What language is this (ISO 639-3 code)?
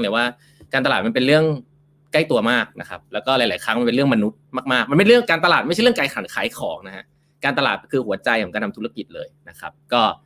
tha